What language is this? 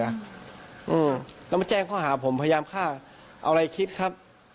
Thai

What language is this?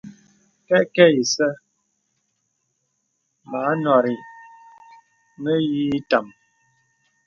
Bebele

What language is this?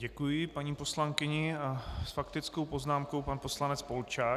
Czech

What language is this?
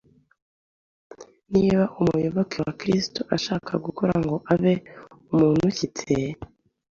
Kinyarwanda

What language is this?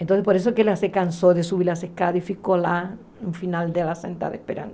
Portuguese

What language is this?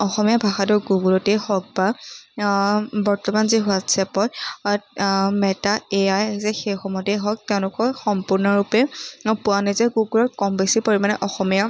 Assamese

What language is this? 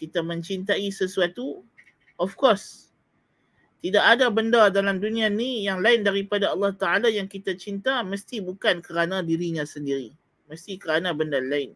Malay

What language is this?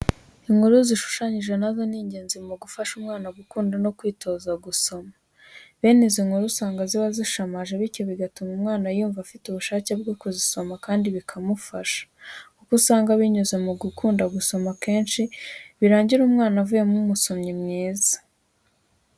Kinyarwanda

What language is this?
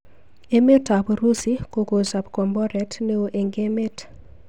Kalenjin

